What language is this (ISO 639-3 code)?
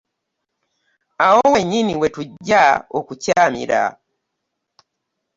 lug